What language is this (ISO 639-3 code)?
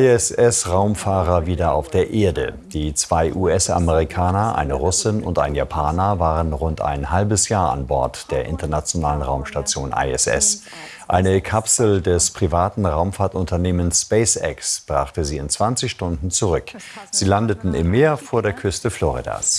deu